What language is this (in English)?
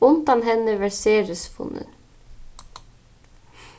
Faroese